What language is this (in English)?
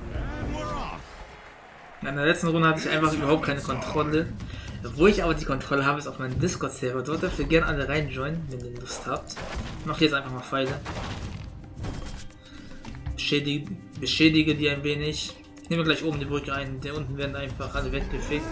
German